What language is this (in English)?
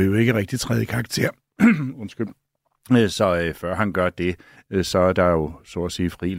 Danish